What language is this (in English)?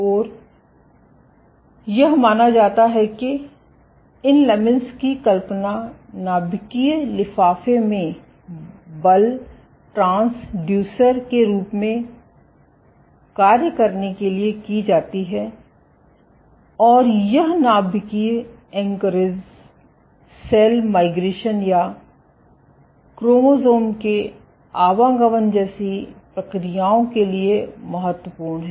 Hindi